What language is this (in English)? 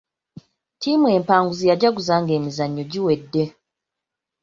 Ganda